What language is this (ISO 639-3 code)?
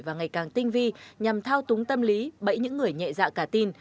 vie